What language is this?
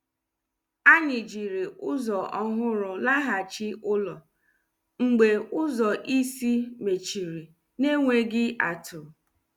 Igbo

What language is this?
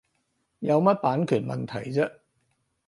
Cantonese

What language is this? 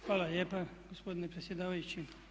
Croatian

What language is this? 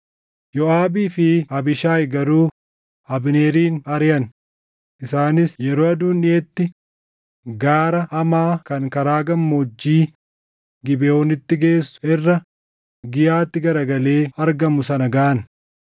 Oromo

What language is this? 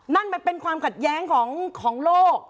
Thai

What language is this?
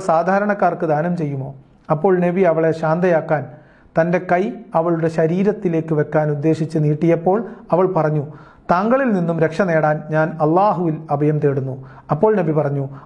Arabic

